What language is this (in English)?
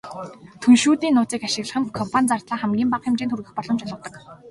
Mongolian